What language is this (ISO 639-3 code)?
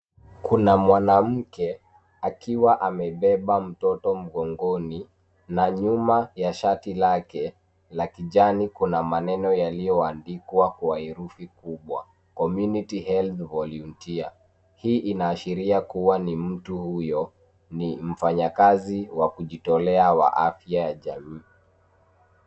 swa